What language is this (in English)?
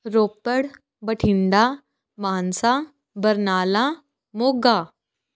Punjabi